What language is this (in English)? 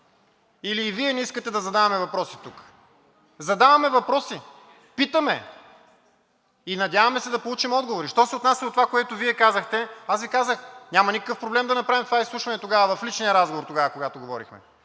Bulgarian